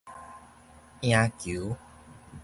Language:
Min Nan Chinese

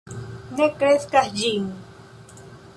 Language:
Esperanto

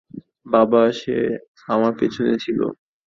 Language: Bangla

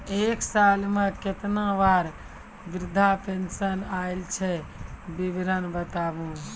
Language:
Maithili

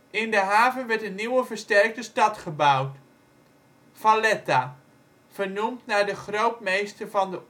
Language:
Dutch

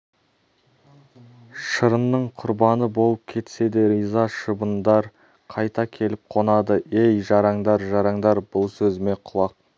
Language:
Kazakh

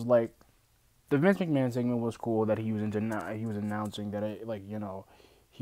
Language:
English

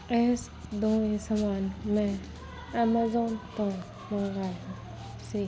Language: Punjabi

